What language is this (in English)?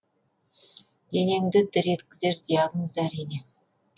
Kazakh